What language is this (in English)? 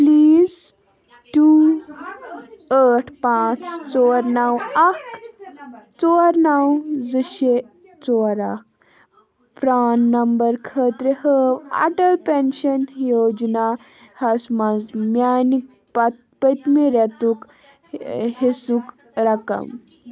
Kashmiri